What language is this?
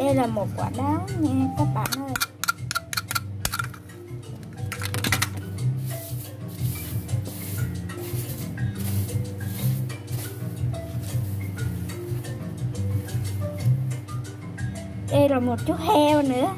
Vietnamese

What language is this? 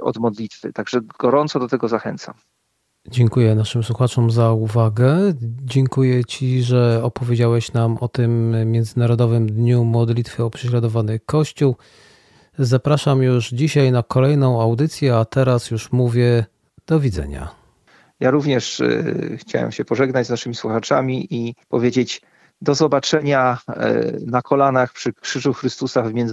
Polish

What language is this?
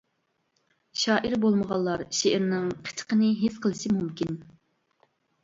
Uyghur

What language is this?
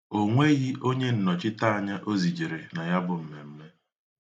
Igbo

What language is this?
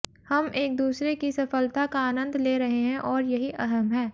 Hindi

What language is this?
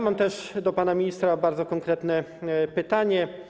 Polish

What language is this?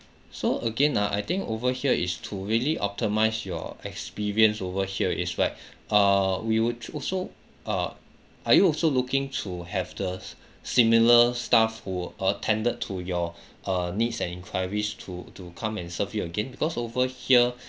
English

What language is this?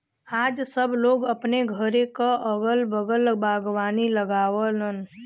Bhojpuri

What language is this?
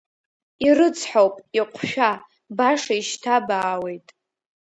Abkhazian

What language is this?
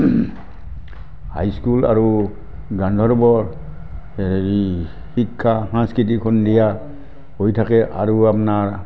Assamese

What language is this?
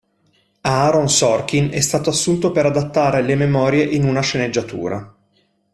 Italian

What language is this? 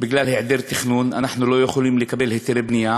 Hebrew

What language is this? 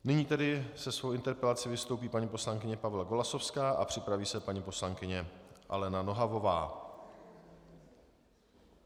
Czech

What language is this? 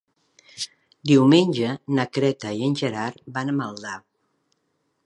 Catalan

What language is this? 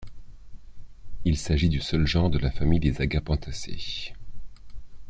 French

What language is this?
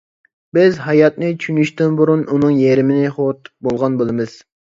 Uyghur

